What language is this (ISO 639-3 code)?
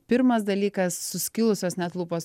lit